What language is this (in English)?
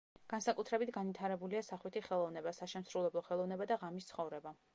Georgian